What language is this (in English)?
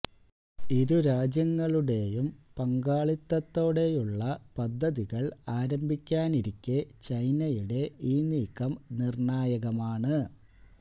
Malayalam